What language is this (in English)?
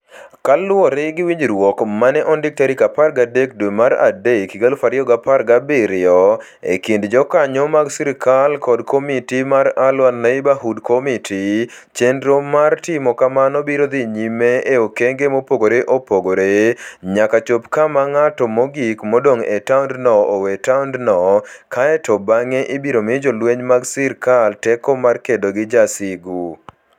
Luo (Kenya and Tanzania)